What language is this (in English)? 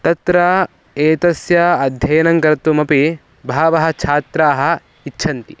Sanskrit